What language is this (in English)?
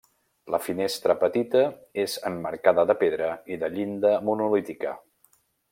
Catalan